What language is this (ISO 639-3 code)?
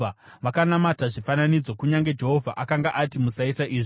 sna